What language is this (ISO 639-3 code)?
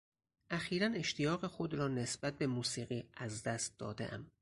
fas